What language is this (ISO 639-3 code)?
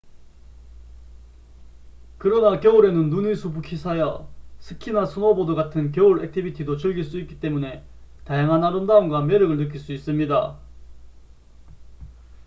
kor